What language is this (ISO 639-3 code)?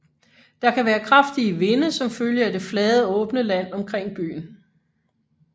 dan